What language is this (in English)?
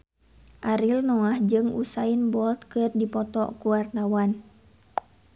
Sundanese